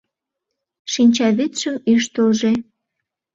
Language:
Mari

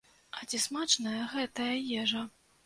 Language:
Belarusian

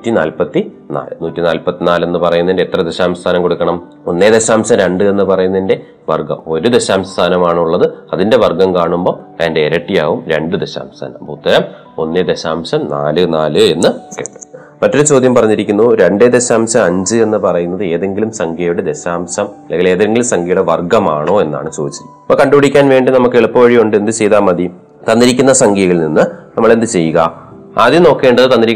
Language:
Malayalam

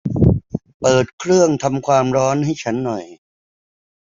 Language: Thai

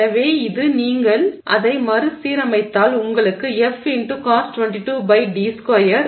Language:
Tamil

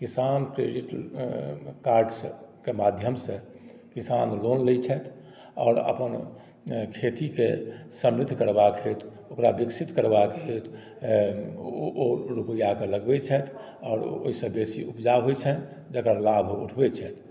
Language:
Maithili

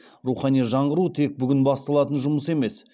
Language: Kazakh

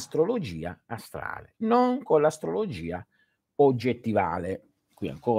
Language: Italian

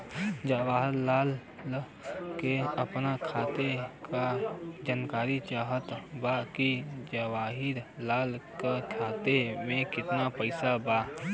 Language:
Bhojpuri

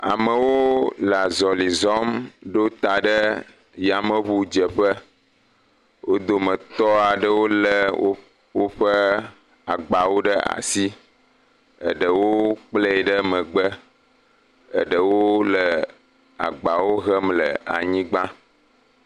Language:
Ewe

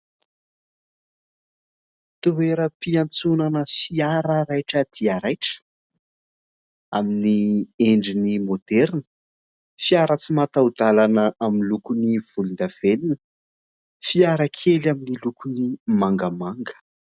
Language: Malagasy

